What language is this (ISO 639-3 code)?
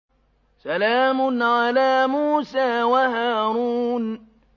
ara